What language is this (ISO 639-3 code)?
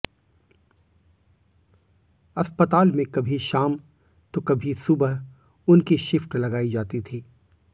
hin